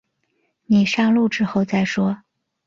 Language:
Chinese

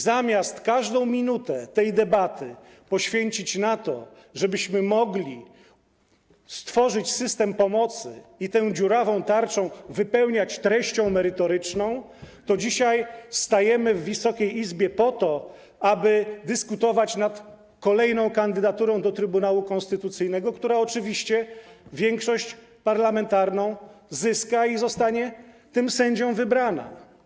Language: Polish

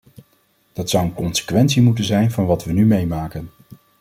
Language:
Dutch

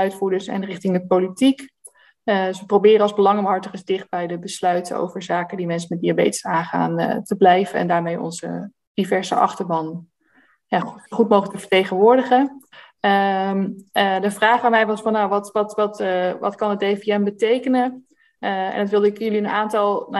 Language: Dutch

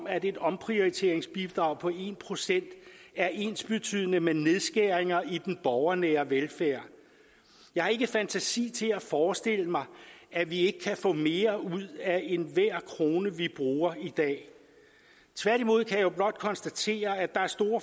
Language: Danish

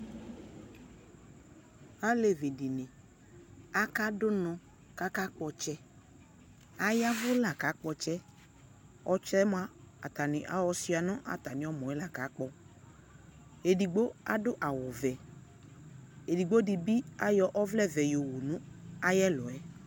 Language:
Ikposo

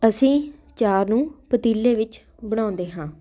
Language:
Punjabi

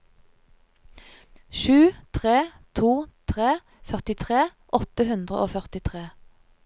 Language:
Norwegian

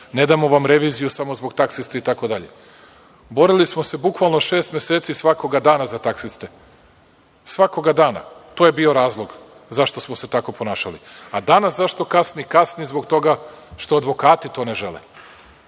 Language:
Serbian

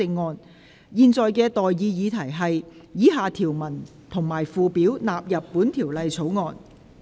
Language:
Cantonese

